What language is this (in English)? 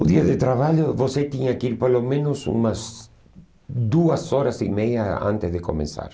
Portuguese